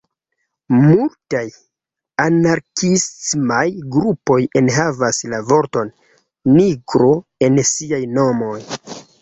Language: Esperanto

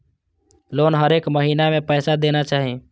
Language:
Maithili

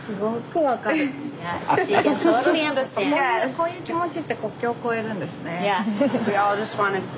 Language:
Japanese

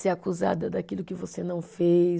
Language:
Portuguese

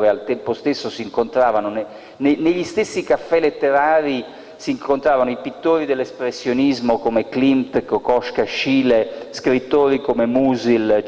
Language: Italian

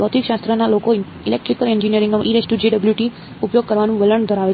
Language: Gujarati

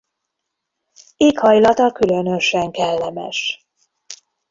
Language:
Hungarian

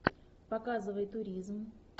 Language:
Russian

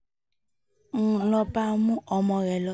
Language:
Yoruba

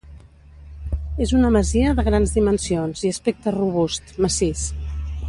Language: Catalan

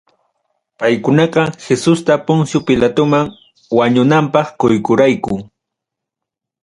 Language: Ayacucho Quechua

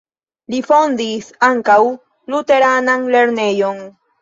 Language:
Esperanto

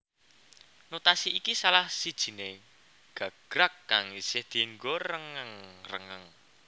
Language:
Javanese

